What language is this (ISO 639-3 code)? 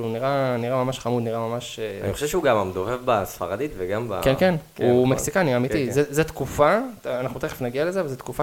heb